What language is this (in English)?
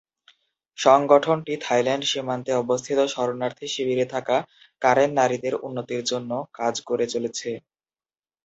Bangla